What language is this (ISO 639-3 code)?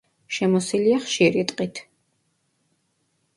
kat